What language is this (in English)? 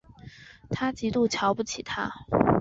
Chinese